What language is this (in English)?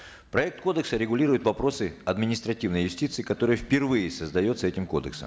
Kazakh